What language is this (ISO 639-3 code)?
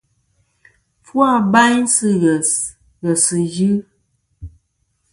bkm